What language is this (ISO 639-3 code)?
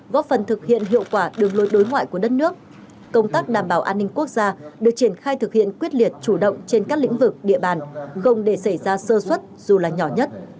vie